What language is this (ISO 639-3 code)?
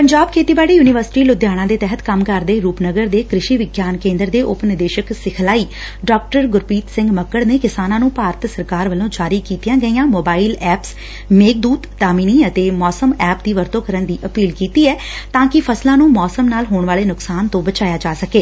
pan